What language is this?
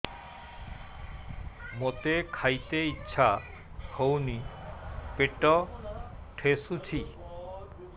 Odia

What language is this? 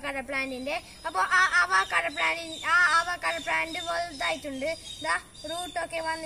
Turkish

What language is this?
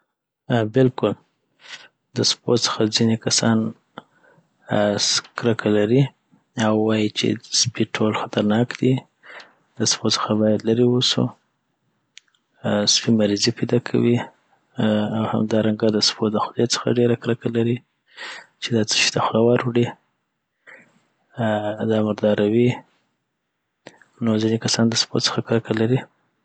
Southern Pashto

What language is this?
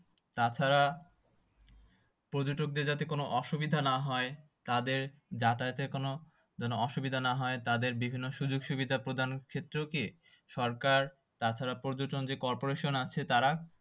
Bangla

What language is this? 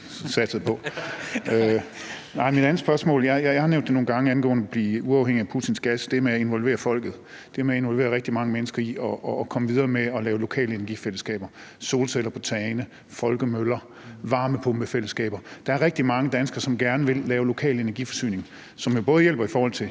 Danish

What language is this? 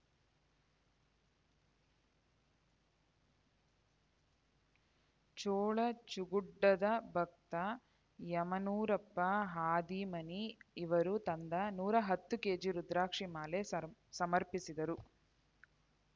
Kannada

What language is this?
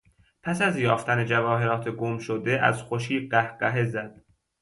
Persian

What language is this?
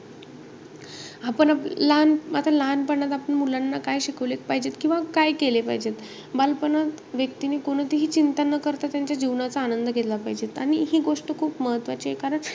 Marathi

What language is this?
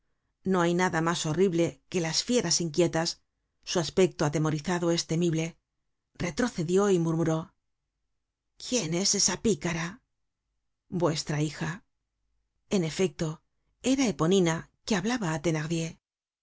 Spanish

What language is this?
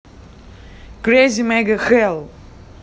Russian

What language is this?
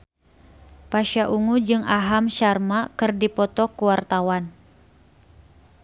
Sundanese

